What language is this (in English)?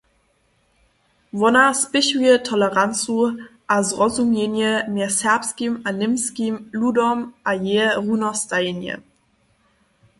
Upper Sorbian